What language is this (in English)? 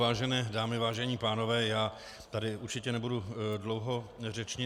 Czech